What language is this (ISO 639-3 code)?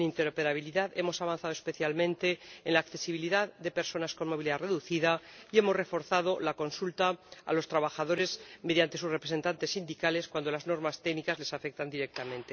spa